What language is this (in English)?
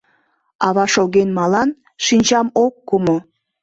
Mari